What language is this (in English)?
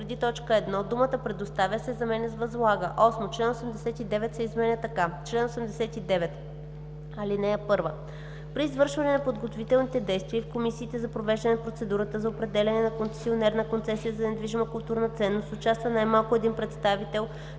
Bulgarian